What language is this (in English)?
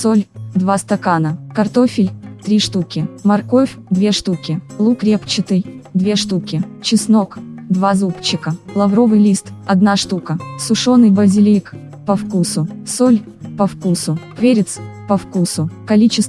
Russian